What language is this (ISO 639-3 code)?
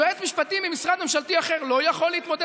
heb